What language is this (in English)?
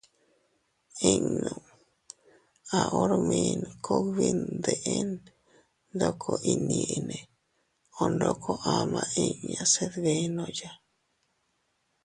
Teutila Cuicatec